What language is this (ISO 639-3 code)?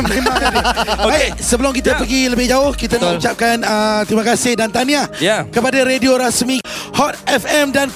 msa